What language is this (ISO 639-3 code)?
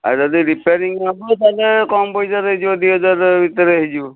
ori